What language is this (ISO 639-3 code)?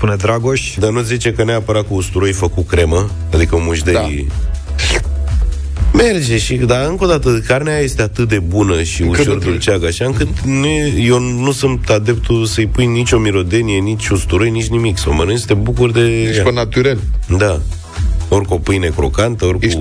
ron